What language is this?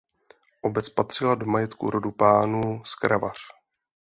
Czech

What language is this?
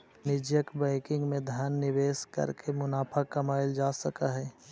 Magahi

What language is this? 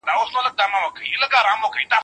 Pashto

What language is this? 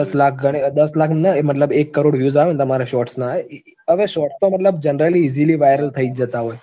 Gujarati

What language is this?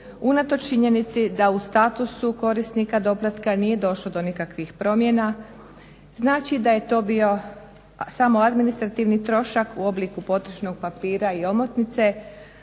Croatian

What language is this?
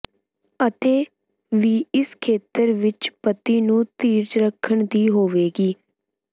Punjabi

